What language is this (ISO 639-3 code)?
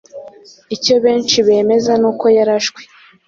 kin